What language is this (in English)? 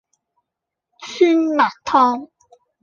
Cantonese